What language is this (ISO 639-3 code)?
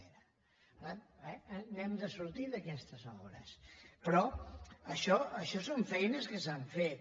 cat